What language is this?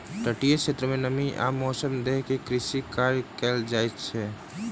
Maithili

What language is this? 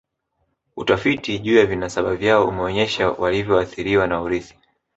Swahili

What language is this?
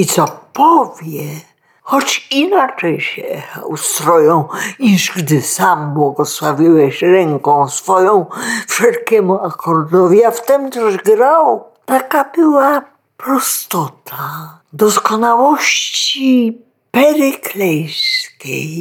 Polish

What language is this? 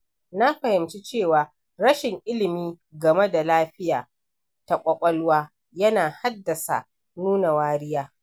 Hausa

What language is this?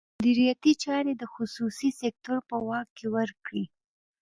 Pashto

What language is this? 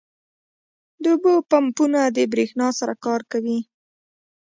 Pashto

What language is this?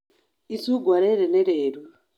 Kikuyu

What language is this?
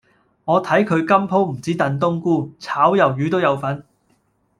Cantonese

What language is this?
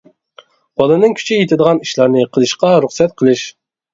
Uyghur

